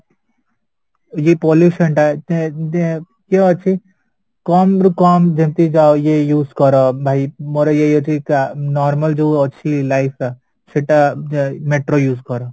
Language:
Odia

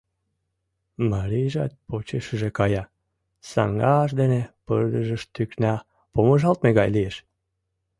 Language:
Mari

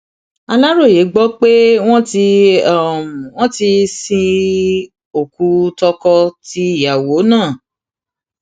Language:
Yoruba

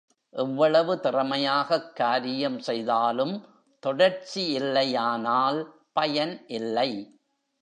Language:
Tamil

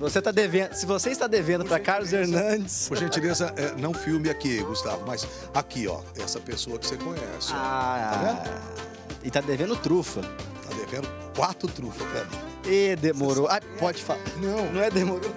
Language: Portuguese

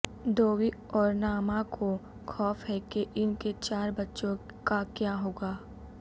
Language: Urdu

